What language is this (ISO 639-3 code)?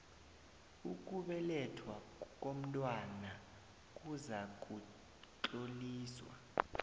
nbl